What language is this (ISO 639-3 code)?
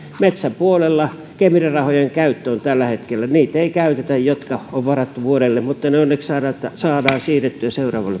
fin